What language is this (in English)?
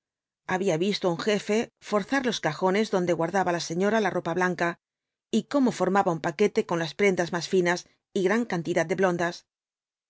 Spanish